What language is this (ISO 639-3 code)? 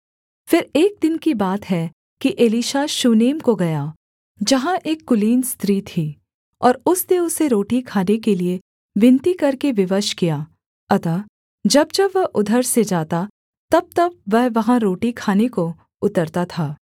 hin